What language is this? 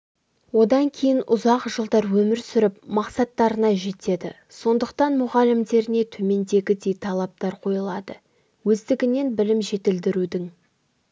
Kazakh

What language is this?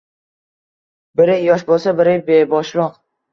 Uzbek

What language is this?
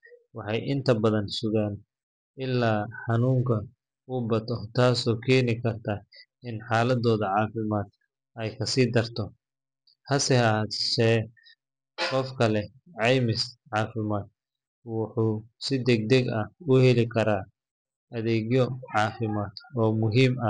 Somali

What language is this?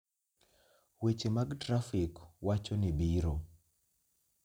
Luo (Kenya and Tanzania)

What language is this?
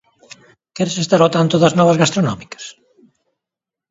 Galician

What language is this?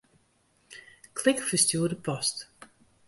Western Frisian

